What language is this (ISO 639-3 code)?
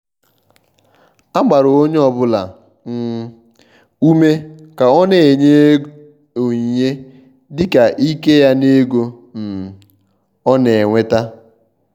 ibo